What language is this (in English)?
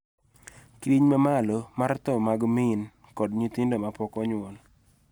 Luo (Kenya and Tanzania)